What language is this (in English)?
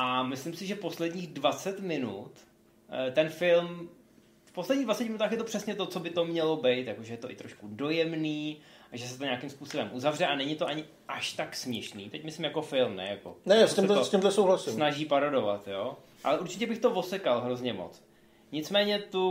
Czech